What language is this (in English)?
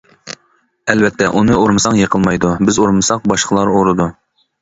Uyghur